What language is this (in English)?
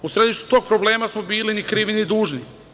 Serbian